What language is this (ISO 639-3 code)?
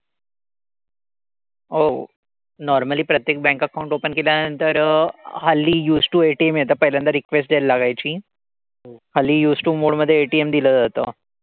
mar